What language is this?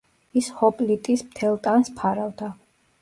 Georgian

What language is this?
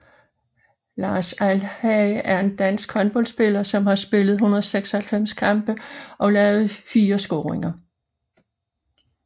Danish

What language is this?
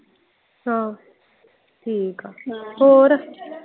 Punjabi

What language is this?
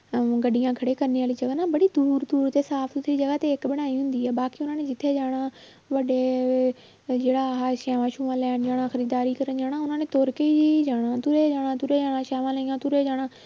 Punjabi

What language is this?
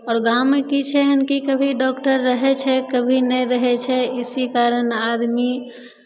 Maithili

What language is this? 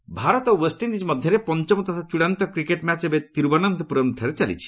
Odia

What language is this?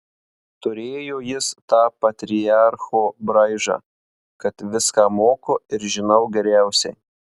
Lithuanian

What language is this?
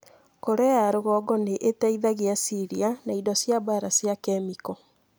Kikuyu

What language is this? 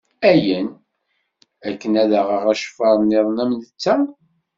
Kabyle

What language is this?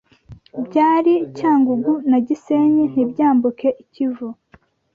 Kinyarwanda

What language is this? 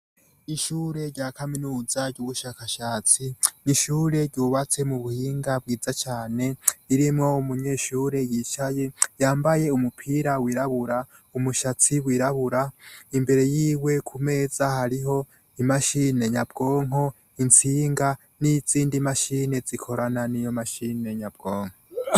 Rundi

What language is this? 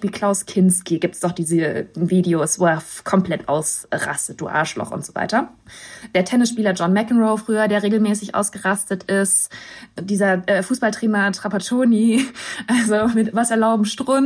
German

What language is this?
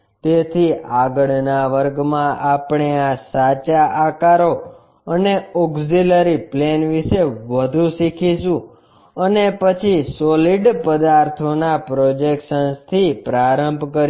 Gujarati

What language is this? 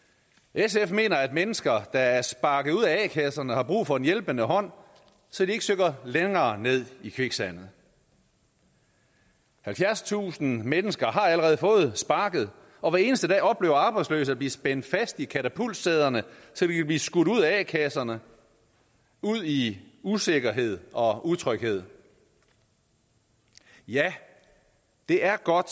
Danish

